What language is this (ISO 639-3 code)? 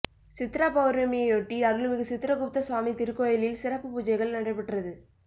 tam